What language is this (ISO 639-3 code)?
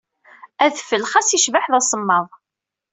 kab